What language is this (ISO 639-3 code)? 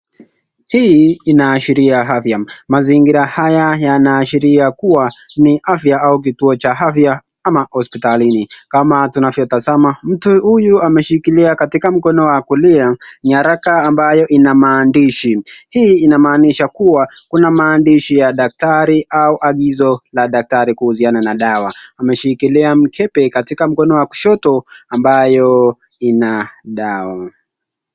swa